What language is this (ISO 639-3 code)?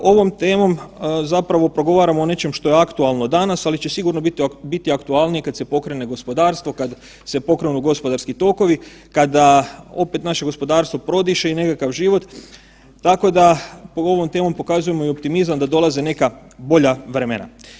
hrv